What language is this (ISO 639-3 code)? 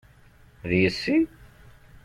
kab